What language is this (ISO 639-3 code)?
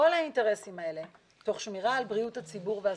heb